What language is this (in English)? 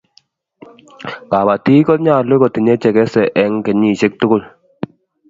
Kalenjin